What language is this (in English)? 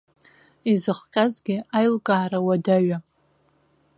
Abkhazian